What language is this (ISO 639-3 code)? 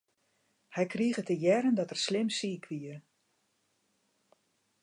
fry